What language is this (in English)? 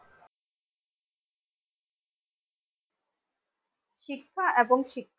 Bangla